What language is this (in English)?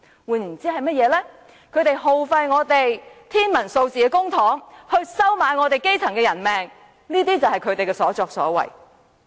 Cantonese